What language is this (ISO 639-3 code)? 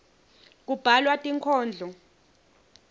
ssw